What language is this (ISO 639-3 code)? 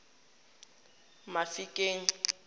tsn